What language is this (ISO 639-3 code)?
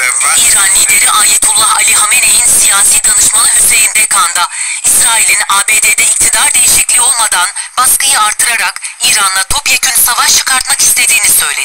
tur